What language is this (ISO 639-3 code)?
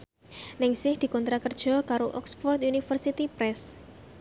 jav